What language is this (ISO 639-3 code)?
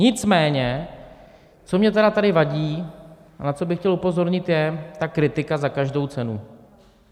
ces